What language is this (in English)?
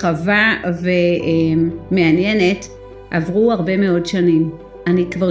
Hebrew